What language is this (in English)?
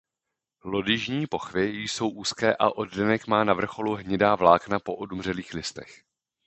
Czech